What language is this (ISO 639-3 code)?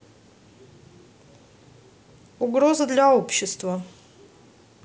rus